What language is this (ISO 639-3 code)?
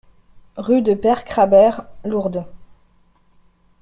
fra